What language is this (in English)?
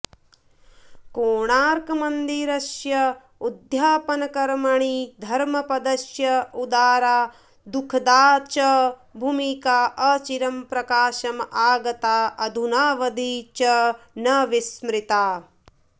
Sanskrit